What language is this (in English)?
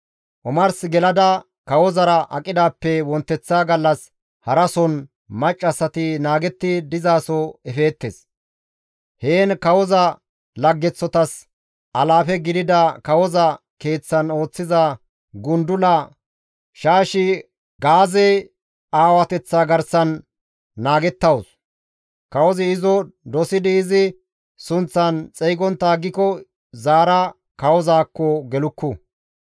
Gamo